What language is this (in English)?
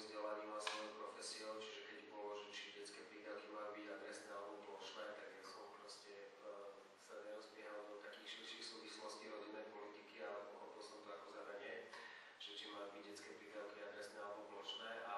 Slovak